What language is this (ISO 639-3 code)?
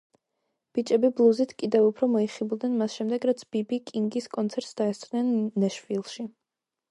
kat